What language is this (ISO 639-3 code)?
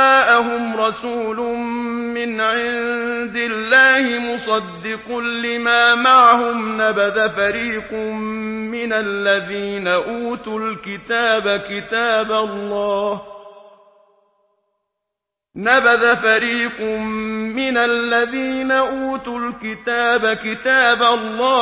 ara